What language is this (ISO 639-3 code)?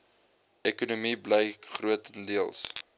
afr